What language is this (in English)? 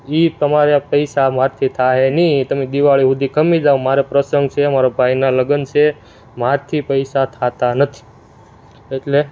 Gujarati